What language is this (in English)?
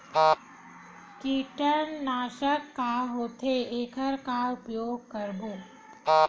Chhattisgarhi